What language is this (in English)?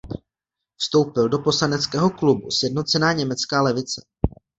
Czech